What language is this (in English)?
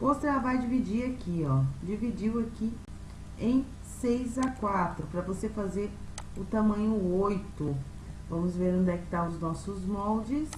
Portuguese